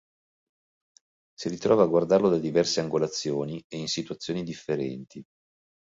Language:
Italian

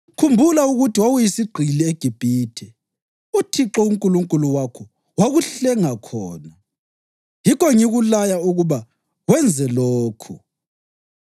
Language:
North Ndebele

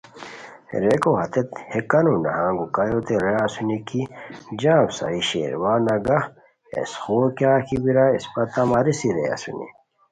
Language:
Khowar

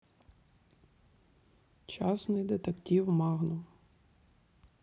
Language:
Russian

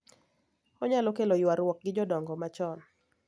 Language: Luo (Kenya and Tanzania)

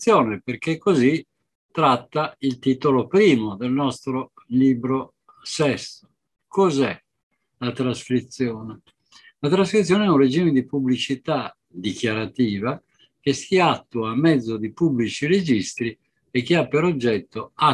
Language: Italian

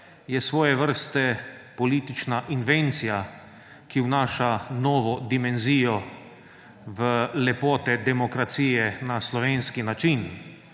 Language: Slovenian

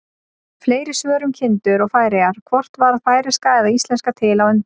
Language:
Icelandic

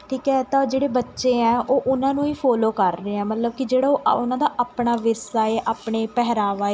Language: Punjabi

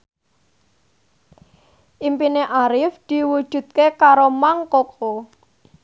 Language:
Javanese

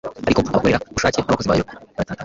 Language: Kinyarwanda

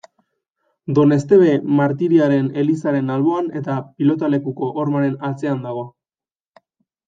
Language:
Basque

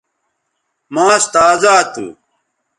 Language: Bateri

